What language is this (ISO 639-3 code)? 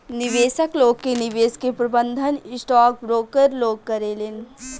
bho